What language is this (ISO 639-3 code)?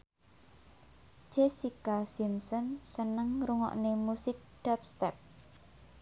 jav